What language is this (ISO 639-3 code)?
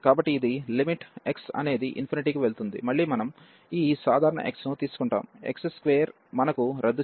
tel